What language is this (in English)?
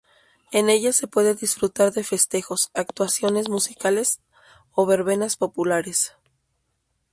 Spanish